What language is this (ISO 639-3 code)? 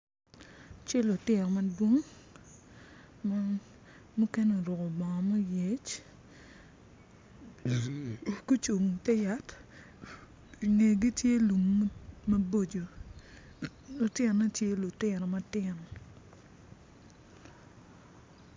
ach